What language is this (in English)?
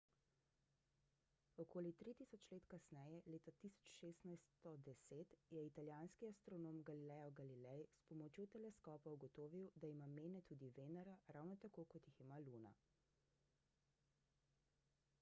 Slovenian